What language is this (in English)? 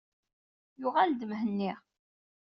Kabyle